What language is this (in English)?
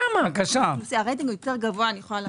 Hebrew